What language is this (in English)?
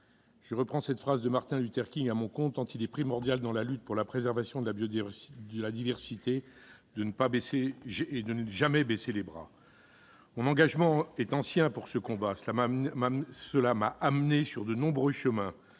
French